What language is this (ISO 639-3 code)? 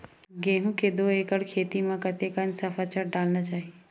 hne